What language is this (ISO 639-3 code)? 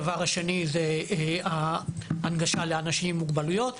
heb